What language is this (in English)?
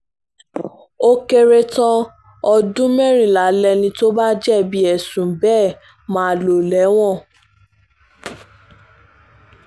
Yoruba